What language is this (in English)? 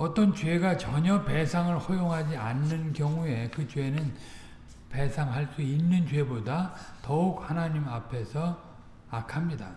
Korean